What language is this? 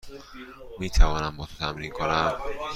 Persian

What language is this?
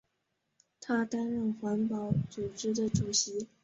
Chinese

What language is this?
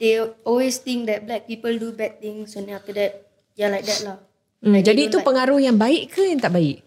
Malay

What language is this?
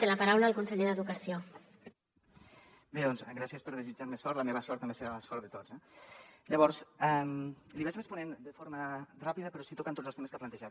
Catalan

